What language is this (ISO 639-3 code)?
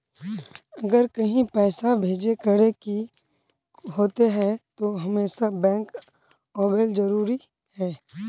mag